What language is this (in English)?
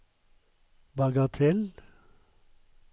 Norwegian